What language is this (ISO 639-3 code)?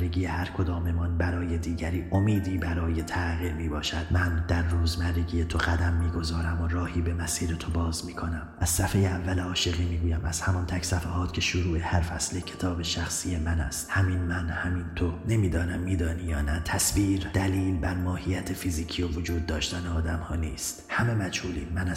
fas